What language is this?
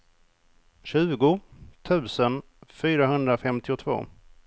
Swedish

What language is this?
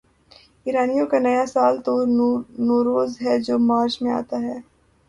Urdu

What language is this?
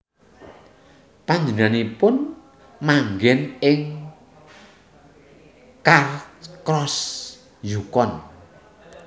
Javanese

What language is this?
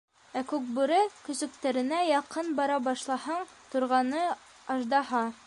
Bashkir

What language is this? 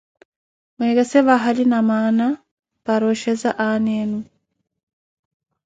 Koti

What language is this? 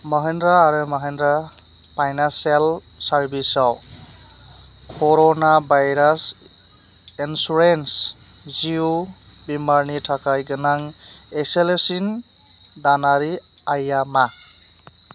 Bodo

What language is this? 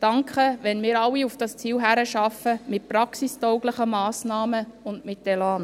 Swiss German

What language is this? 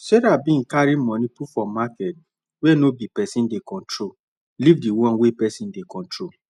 Nigerian Pidgin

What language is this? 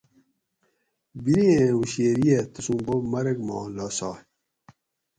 Gawri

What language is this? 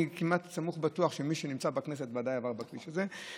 Hebrew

